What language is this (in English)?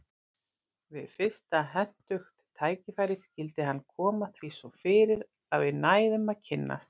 Icelandic